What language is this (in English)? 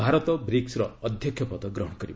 Odia